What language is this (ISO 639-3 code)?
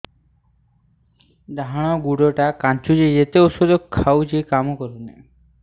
ori